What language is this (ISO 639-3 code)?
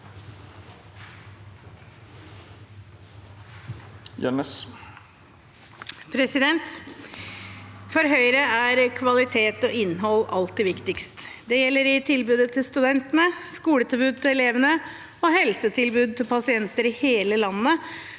nor